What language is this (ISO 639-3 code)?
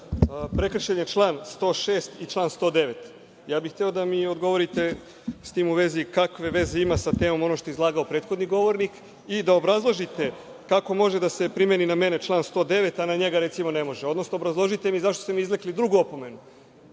srp